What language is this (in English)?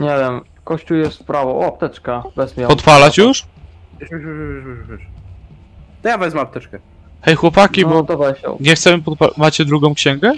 Polish